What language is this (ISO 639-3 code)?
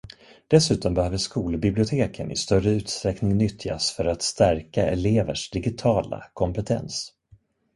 swe